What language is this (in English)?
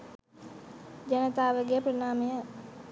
Sinhala